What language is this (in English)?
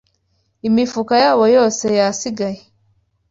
Kinyarwanda